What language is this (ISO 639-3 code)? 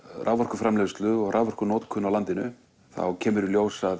isl